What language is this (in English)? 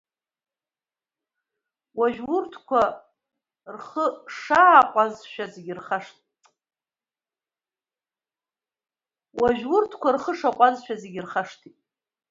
Abkhazian